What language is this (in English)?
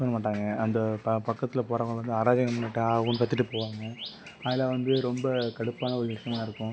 Tamil